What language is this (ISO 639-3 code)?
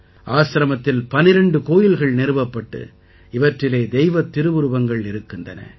tam